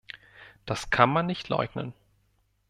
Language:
German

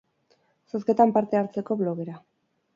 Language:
Basque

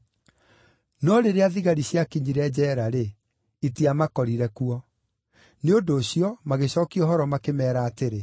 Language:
Kikuyu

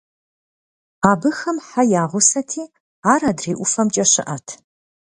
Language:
Kabardian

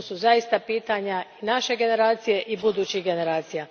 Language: Croatian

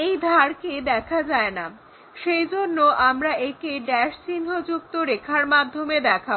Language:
Bangla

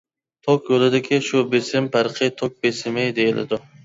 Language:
Uyghur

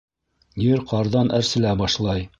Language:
Bashkir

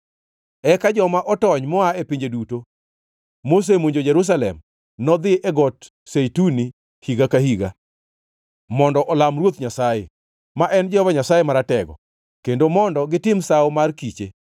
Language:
Luo (Kenya and Tanzania)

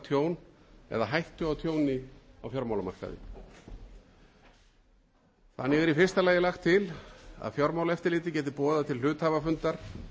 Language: Icelandic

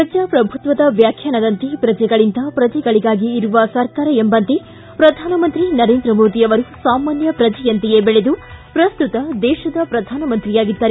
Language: Kannada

